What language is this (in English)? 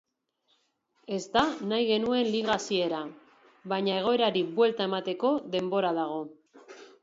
Basque